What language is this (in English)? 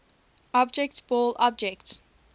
English